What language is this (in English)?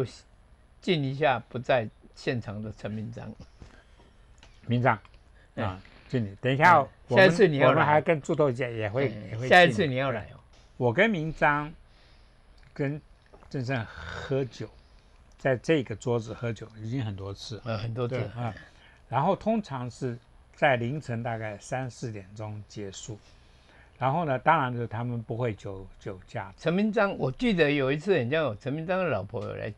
Chinese